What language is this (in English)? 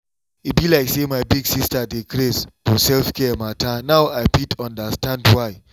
Nigerian Pidgin